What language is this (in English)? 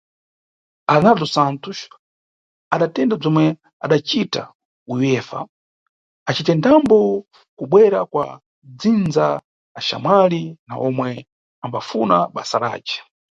Nyungwe